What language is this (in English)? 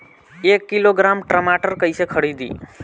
Bhojpuri